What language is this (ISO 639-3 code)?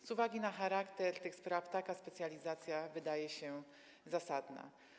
pol